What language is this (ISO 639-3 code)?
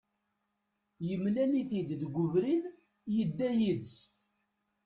kab